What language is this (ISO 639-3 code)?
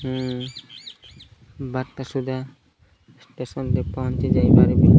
ori